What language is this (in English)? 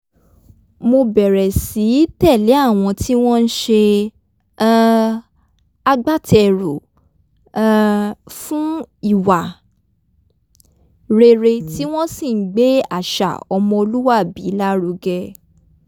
Yoruba